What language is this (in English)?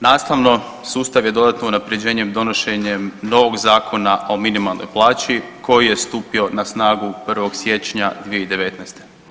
Croatian